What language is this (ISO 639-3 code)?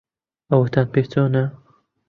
ckb